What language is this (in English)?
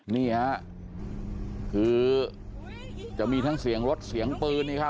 Thai